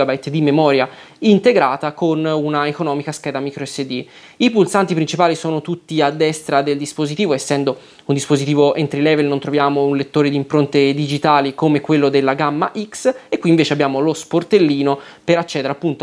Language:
Italian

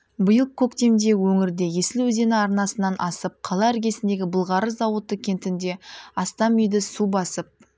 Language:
Kazakh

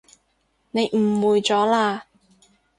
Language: Cantonese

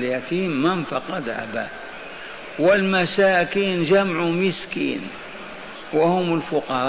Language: Arabic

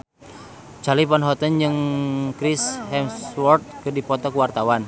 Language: Sundanese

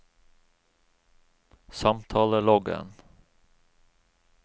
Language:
Norwegian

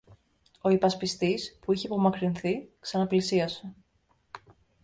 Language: Greek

